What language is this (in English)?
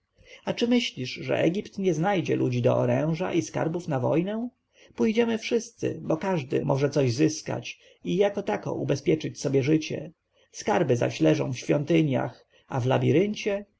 Polish